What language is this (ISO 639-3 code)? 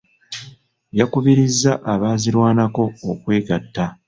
lug